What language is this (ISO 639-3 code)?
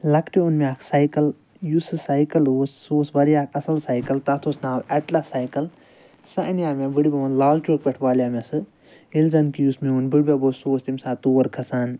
kas